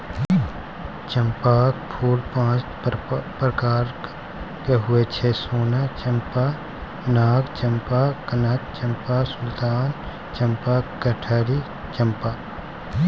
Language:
Maithili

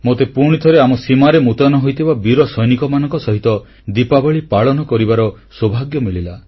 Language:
Odia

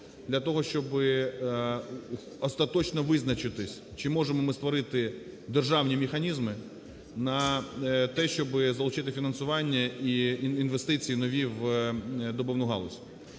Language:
Ukrainian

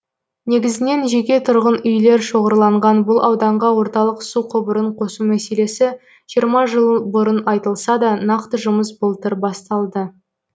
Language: Kazakh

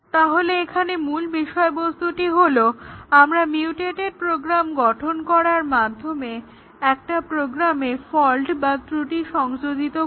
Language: Bangla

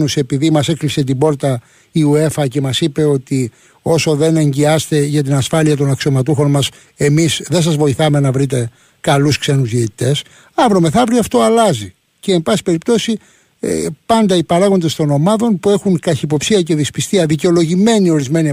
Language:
Greek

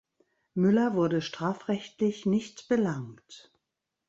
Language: German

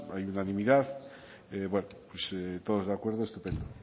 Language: Spanish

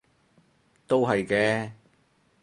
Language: Cantonese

